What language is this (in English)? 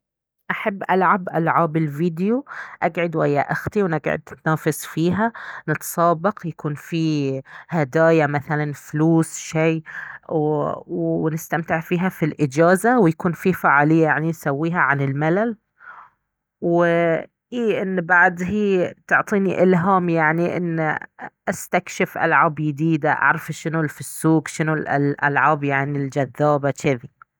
Baharna Arabic